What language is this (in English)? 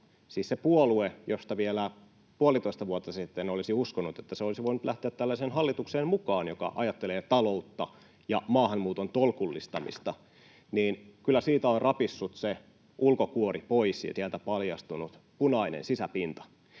Finnish